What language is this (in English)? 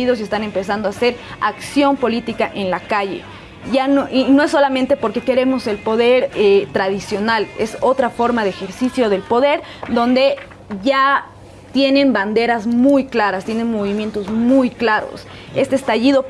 Spanish